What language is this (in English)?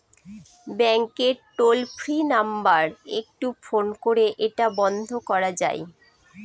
Bangla